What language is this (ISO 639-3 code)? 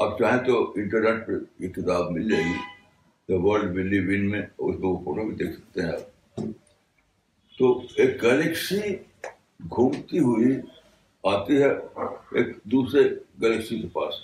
urd